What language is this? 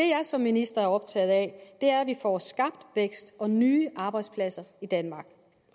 Danish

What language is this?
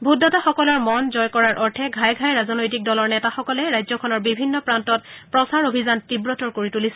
Assamese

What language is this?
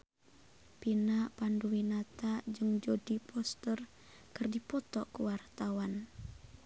Sundanese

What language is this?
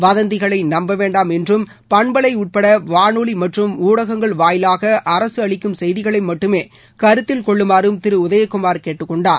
Tamil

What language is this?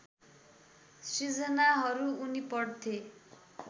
Nepali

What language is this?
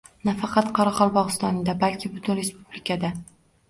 Uzbek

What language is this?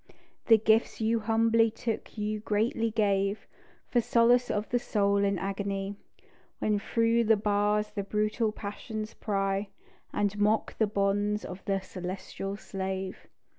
English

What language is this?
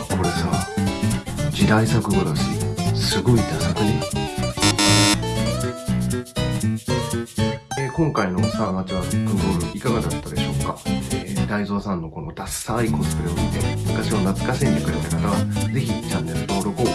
Japanese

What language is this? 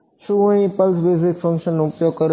Gujarati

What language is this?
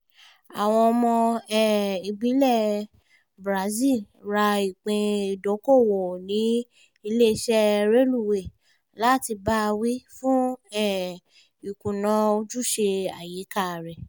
Yoruba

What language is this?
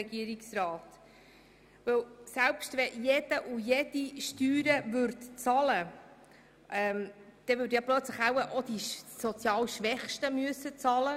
Swiss German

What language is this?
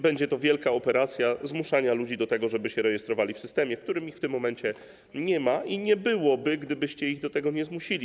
Polish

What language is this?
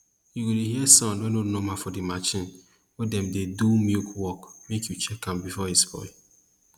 Nigerian Pidgin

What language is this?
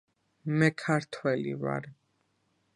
Georgian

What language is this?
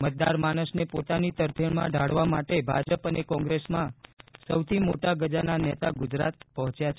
Gujarati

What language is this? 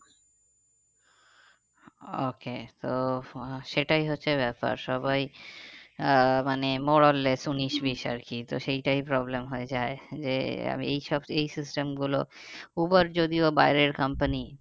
Bangla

